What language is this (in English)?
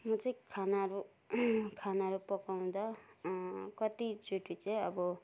Nepali